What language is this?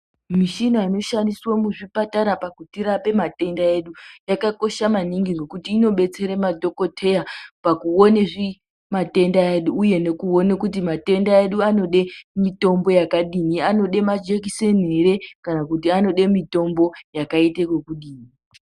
Ndau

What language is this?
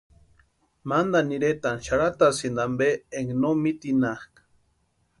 Western Highland Purepecha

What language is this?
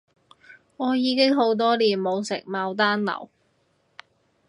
Cantonese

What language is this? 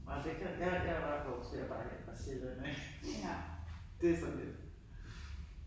Danish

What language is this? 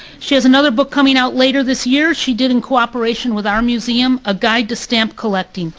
English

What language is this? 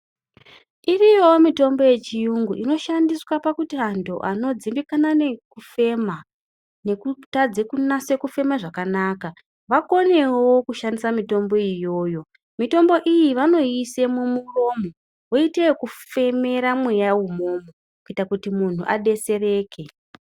Ndau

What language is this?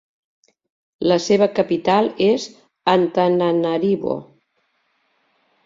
Catalan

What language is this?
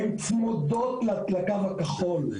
Hebrew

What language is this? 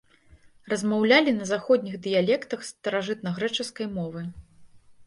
Belarusian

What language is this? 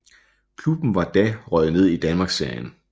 Danish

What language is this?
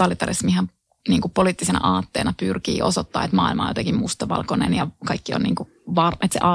Finnish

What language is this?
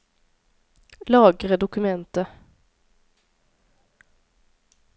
Norwegian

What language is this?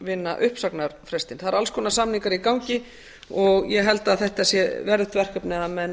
Icelandic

